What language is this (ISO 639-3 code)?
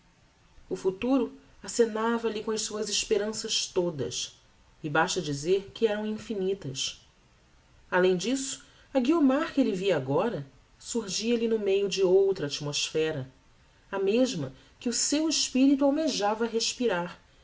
por